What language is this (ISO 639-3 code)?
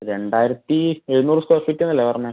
mal